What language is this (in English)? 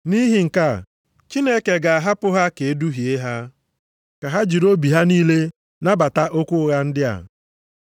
Igbo